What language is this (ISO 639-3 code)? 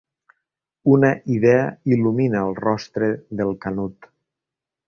cat